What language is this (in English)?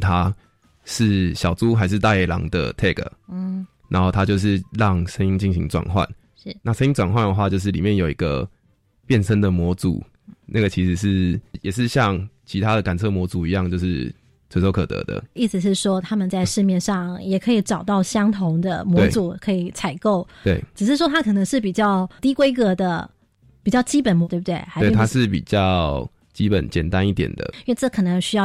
Chinese